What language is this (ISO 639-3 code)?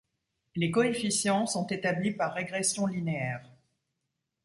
fra